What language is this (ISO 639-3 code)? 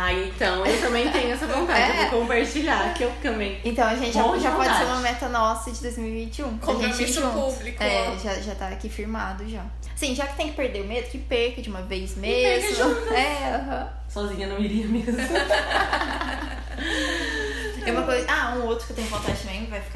por